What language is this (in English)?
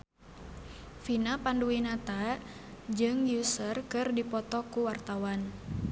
Sundanese